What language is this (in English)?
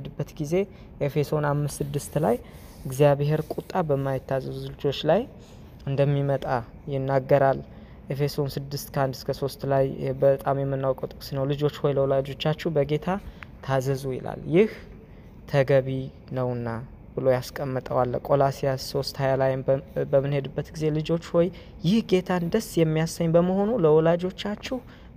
Amharic